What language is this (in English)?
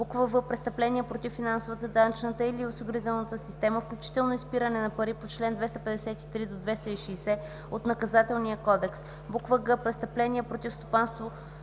Bulgarian